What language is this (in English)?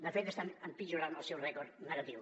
Catalan